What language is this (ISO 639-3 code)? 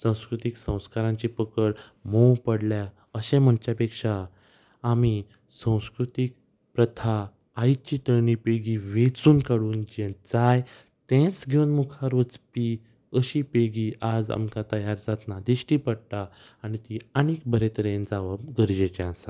kok